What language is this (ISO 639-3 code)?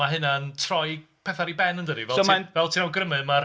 cym